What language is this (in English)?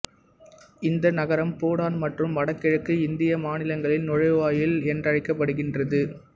Tamil